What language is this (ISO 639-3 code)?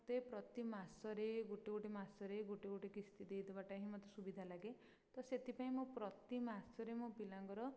ori